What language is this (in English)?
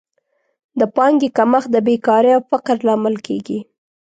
Pashto